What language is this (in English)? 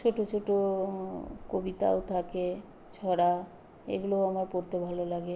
Bangla